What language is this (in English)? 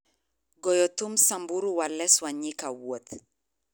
Luo (Kenya and Tanzania)